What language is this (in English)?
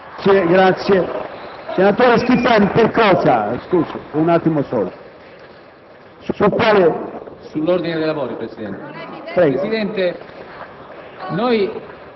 Italian